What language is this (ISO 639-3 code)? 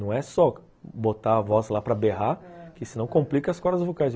por